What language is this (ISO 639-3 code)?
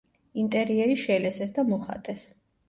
kat